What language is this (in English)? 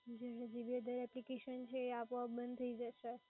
Gujarati